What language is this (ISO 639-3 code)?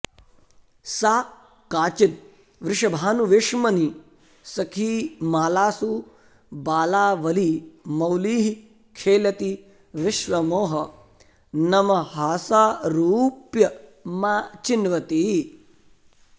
san